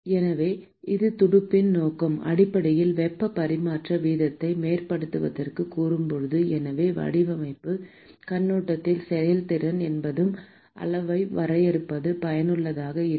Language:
Tamil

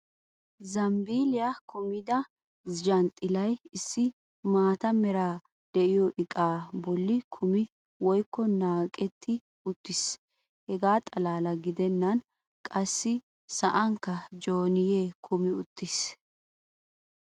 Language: Wolaytta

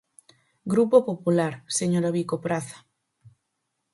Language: Galician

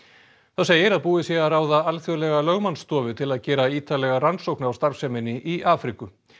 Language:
Icelandic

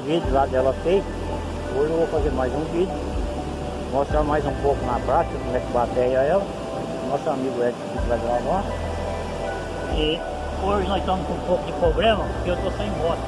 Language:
Portuguese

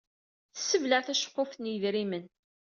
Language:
Kabyle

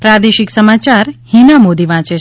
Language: Gujarati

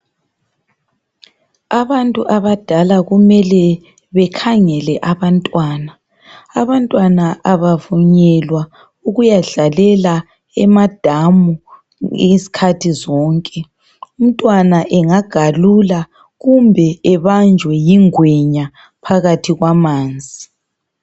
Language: North Ndebele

